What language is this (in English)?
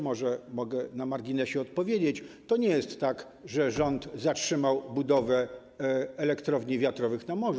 Polish